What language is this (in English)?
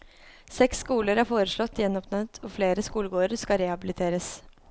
Norwegian